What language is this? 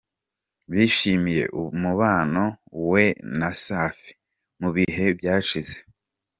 Kinyarwanda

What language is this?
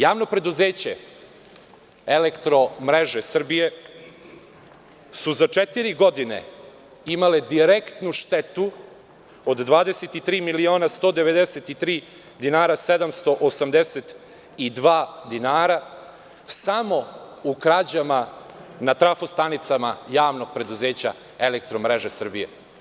Serbian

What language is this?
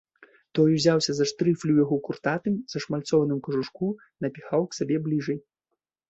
Belarusian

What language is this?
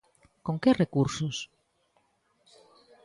Galician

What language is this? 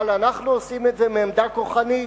Hebrew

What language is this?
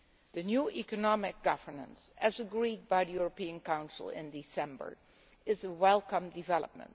English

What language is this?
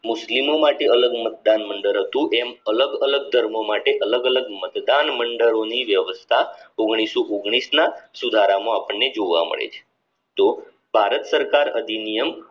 Gujarati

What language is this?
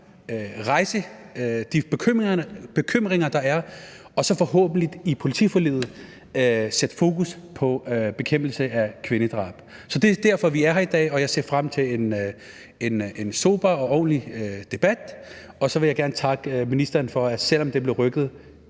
Danish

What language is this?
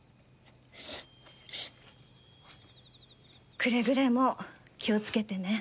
Japanese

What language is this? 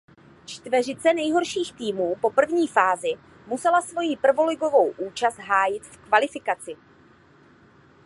Czech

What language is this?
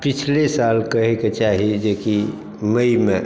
Maithili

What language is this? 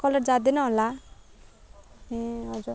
Nepali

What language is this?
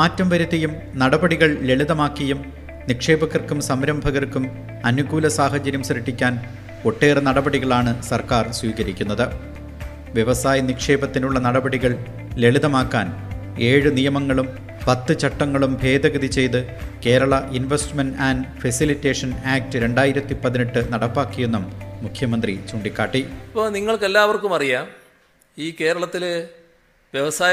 Malayalam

